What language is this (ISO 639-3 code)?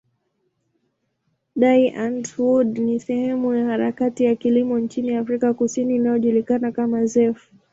swa